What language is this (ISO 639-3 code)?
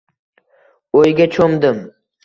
uzb